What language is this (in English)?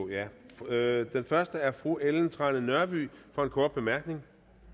Danish